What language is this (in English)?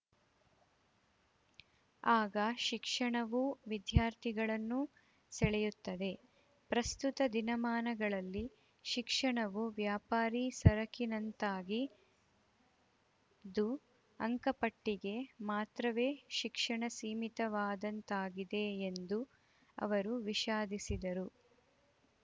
Kannada